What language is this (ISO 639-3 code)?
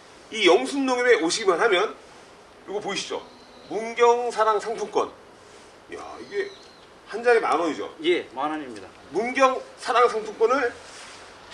kor